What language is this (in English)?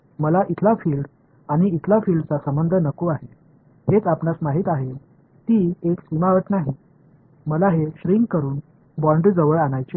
Marathi